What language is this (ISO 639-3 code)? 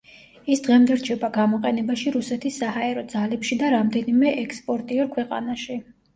kat